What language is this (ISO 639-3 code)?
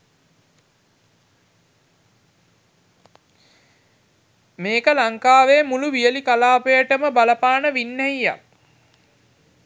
sin